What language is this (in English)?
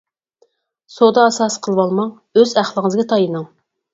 Uyghur